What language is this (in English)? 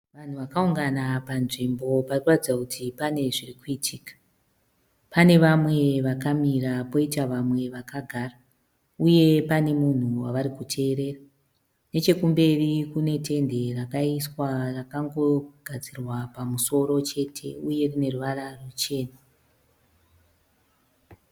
Shona